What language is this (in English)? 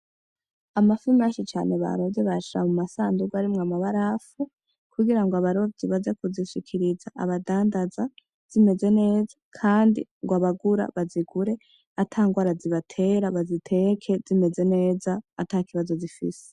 Rundi